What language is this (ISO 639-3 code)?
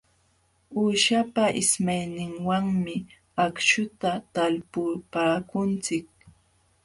qxw